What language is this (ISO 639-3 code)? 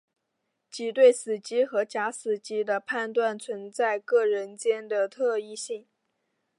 zho